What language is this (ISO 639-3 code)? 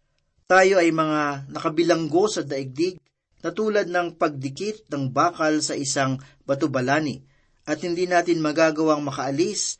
fil